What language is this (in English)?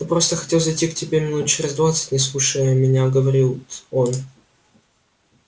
Russian